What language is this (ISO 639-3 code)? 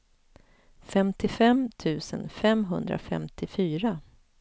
swe